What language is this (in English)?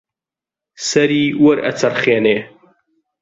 Central Kurdish